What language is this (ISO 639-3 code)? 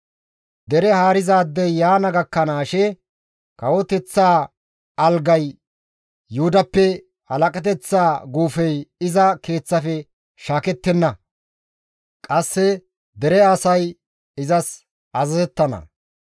gmv